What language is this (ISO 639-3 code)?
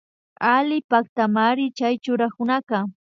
qvi